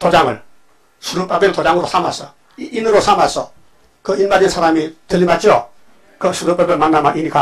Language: Korean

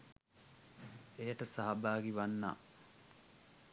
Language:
Sinhala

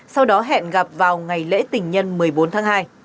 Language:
Vietnamese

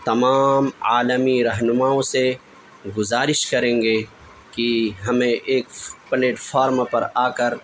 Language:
Urdu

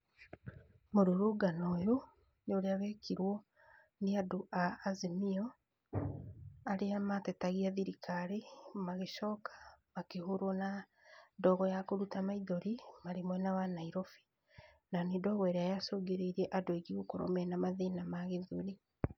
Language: Kikuyu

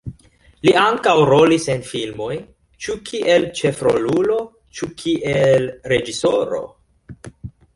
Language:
Esperanto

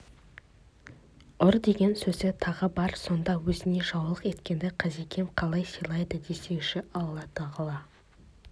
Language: Kazakh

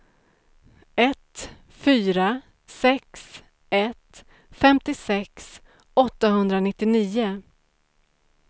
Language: Swedish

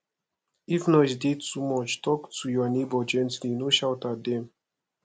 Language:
Nigerian Pidgin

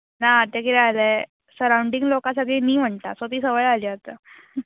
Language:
Konkani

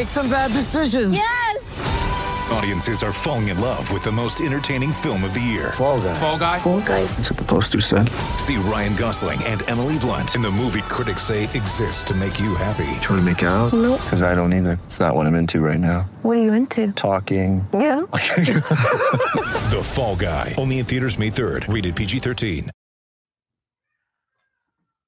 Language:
English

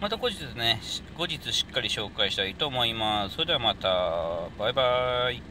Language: Japanese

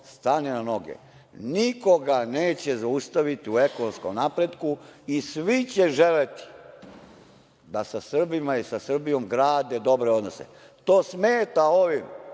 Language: Serbian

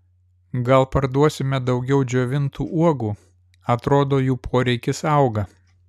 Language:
Lithuanian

